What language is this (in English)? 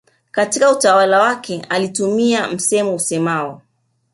Swahili